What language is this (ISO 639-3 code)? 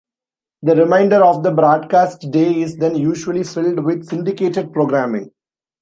eng